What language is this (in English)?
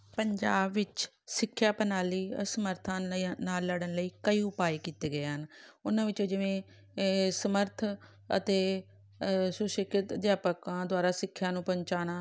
Punjabi